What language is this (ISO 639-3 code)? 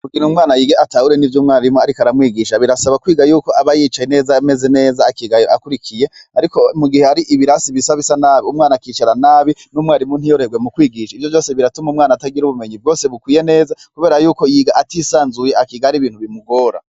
run